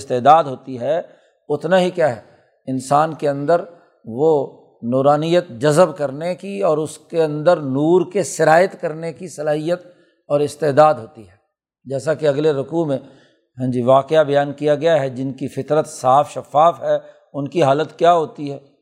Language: Urdu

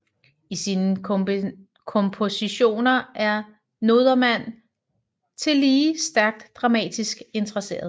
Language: Danish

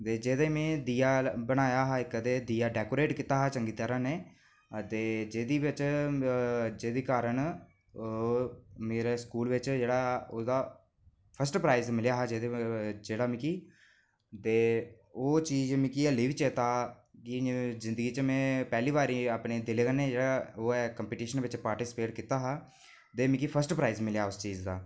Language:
Dogri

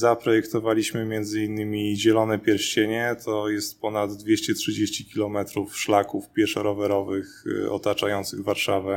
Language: Polish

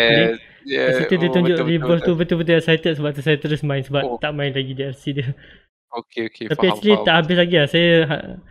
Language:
Malay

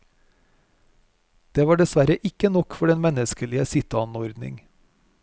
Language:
Norwegian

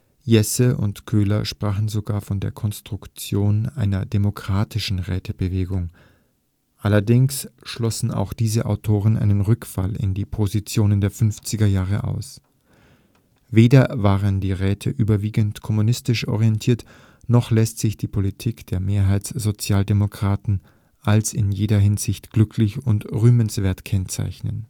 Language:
German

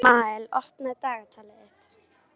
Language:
Icelandic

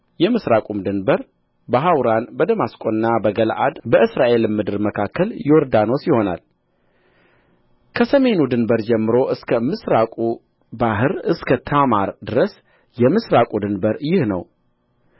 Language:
Amharic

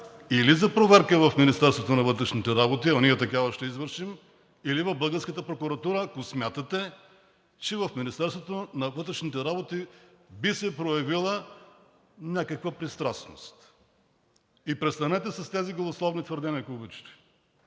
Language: Bulgarian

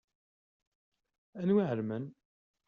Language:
Kabyle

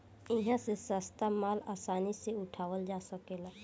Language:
Bhojpuri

